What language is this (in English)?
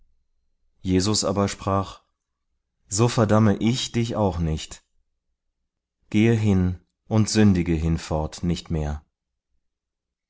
German